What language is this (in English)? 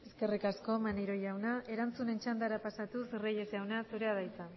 Basque